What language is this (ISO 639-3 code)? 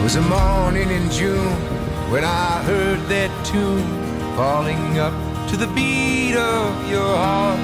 pol